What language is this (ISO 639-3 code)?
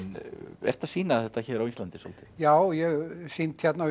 isl